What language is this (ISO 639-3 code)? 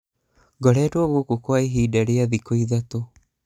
kik